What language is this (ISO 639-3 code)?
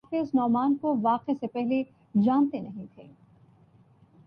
urd